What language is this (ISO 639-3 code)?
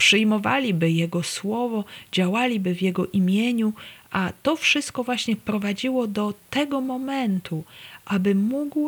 pol